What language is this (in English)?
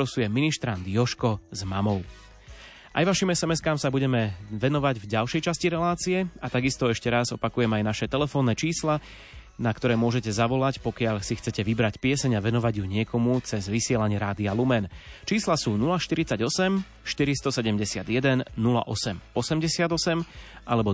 Slovak